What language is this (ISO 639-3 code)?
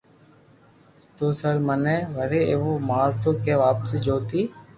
lrk